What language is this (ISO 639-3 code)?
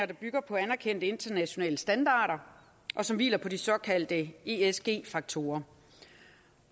dan